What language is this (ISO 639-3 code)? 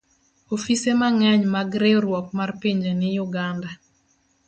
luo